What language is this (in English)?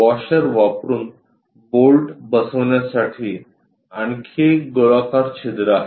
Marathi